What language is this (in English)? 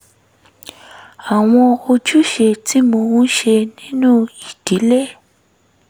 Yoruba